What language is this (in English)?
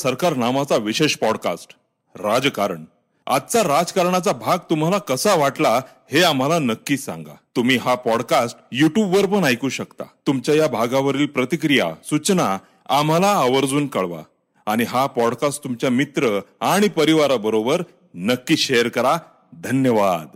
Marathi